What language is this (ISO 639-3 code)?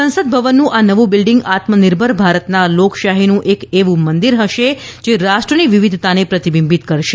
guj